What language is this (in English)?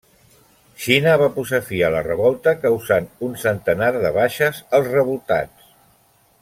Catalan